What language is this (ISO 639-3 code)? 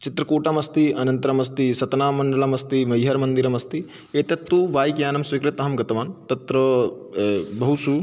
san